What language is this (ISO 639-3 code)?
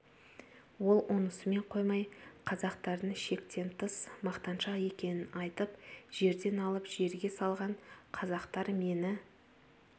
kaz